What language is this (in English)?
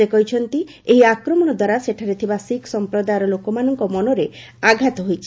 Odia